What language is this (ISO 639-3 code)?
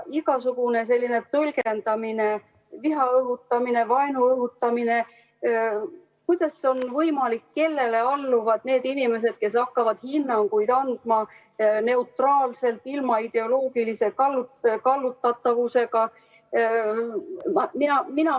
est